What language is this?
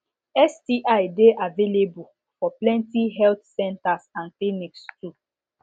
Nigerian Pidgin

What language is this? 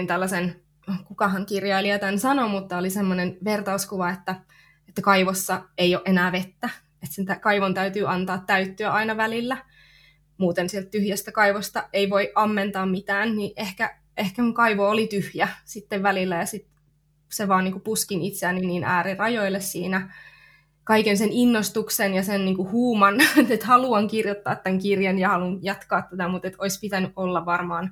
Finnish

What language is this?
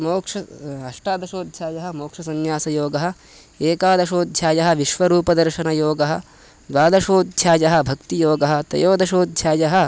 Sanskrit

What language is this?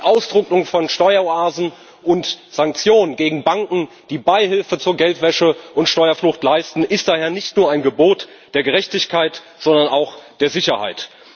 German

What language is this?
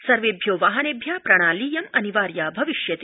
Sanskrit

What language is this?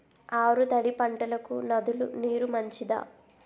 Telugu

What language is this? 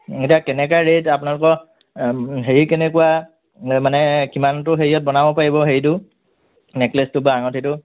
Assamese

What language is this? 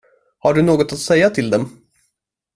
Swedish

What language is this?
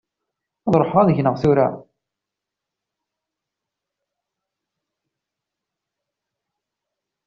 Kabyle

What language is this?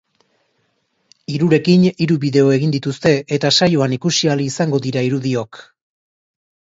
Basque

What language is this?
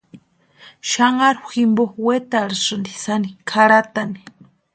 Western Highland Purepecha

